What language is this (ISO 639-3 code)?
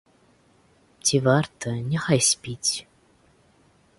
bel